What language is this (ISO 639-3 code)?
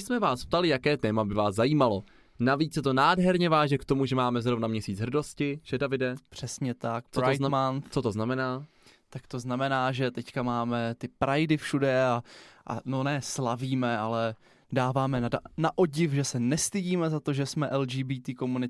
ces